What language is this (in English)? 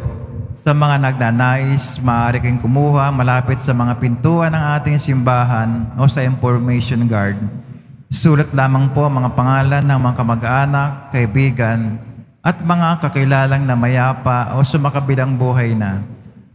Filipino